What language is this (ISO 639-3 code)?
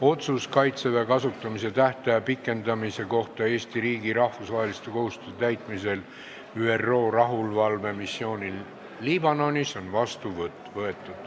est